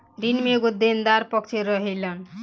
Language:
Bhojpuri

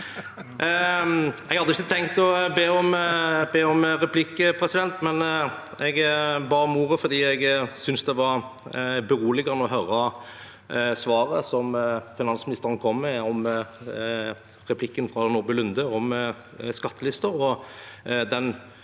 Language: Norwegian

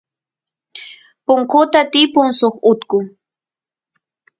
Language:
Santiago del Estero Quichua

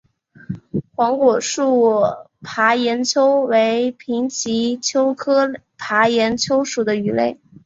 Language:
Chinese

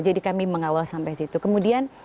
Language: Indonesian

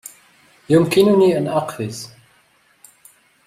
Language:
Arabic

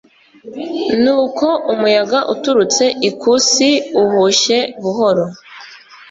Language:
Kinyarwanda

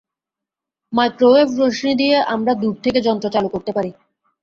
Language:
Bangla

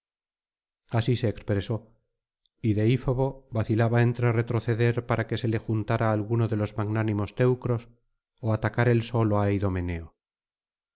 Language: Spanish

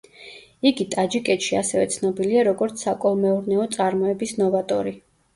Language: Georgian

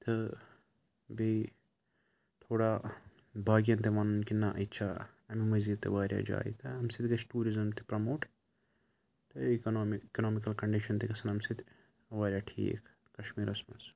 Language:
Kashmiri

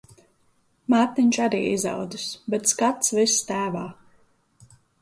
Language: Latvian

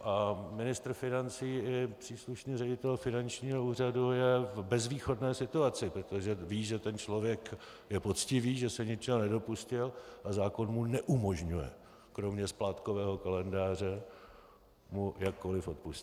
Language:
Czech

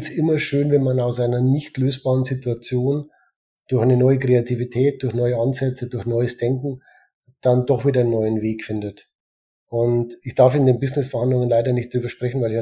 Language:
German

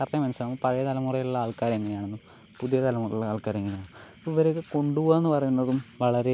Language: Malayalam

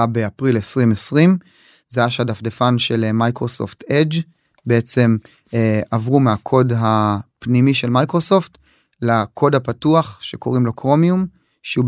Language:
Hebrew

